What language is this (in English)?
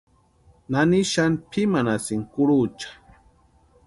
Western Highland Purepecha